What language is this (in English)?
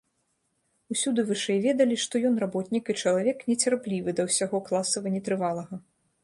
Belarusian